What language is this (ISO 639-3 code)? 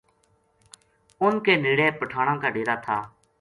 gju